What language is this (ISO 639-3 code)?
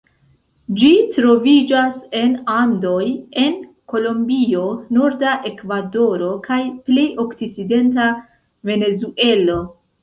epo